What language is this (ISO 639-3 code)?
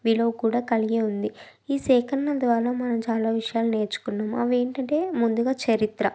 tel